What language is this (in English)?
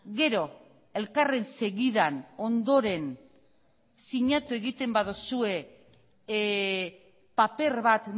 Basque